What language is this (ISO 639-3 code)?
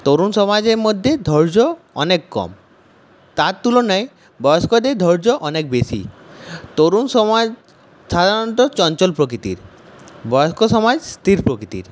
ben